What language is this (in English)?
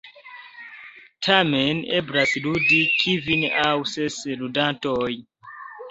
Esperanto